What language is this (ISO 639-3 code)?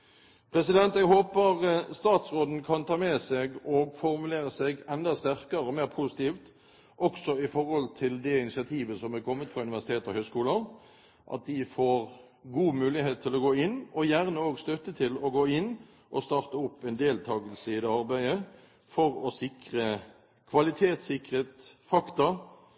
nob